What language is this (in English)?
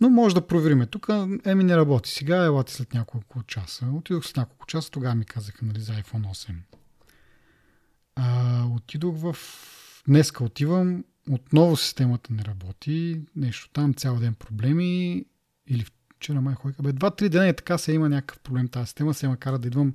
Bulgarian